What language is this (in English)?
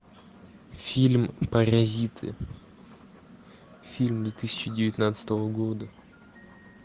Russian